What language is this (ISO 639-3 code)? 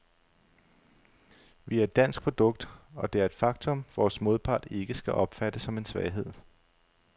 dan